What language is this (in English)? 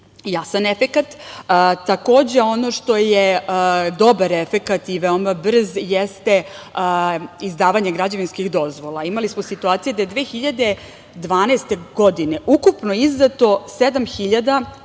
Serbian